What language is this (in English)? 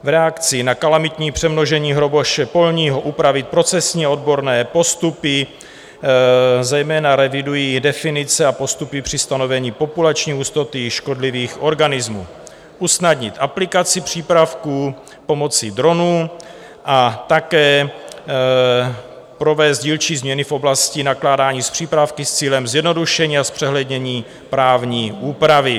Czech